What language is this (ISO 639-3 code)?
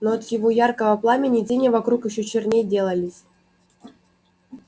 rus